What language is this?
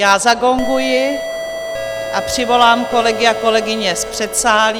Czech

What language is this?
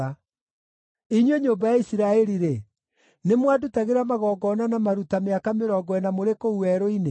Kikuyu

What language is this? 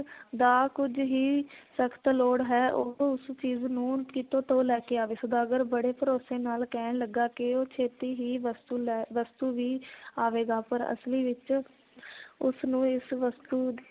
Punjabi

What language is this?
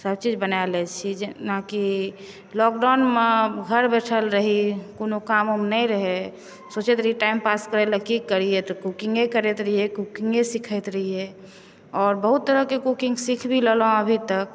Maithili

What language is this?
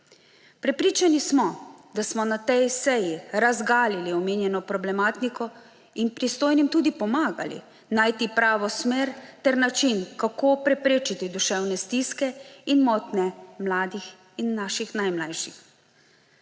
Slovenian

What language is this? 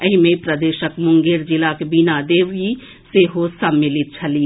Maithili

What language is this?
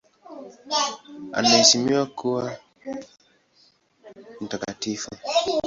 Swahili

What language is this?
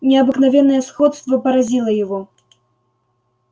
Russian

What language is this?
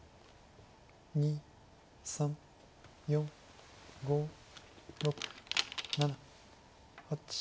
Japanese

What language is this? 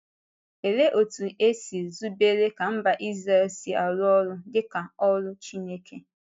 Igbo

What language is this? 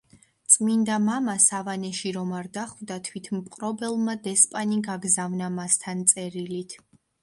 Georgian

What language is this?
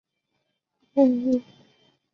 Chinese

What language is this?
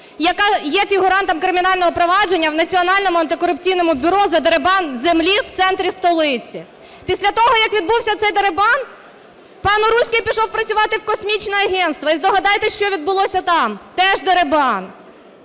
Ukrainian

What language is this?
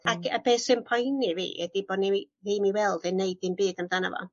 Welsh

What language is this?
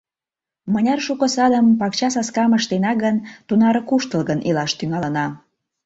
Mari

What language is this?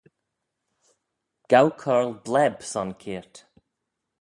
Manx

